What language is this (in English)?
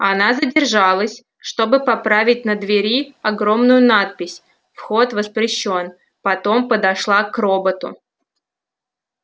Russian